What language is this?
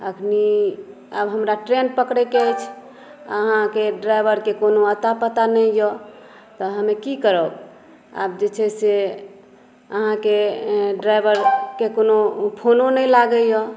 Maithili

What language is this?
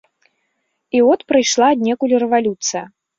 Belarusian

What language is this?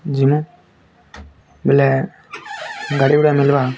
Odia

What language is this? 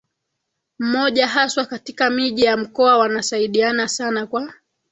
Swahili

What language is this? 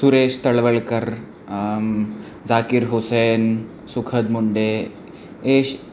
Sanskrit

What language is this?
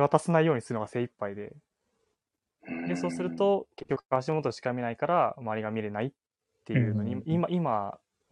Japanese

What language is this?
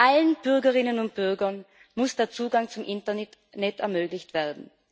German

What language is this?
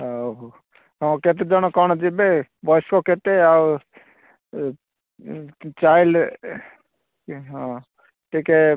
Odia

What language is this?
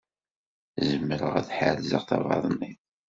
Kabyle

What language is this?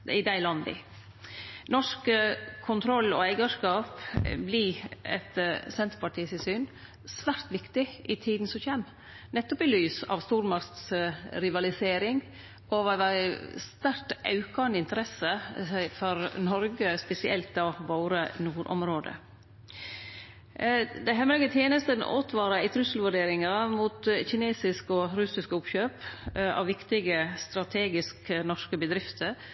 Norwegian Nynorsk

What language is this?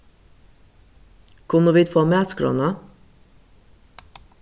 Faroese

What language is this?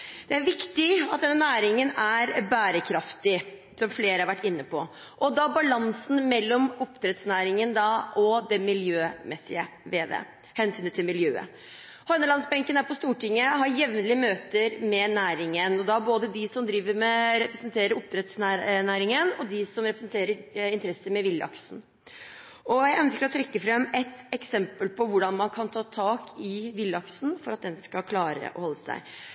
Norwegian Bokmål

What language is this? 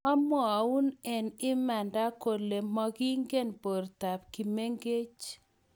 Kalenjin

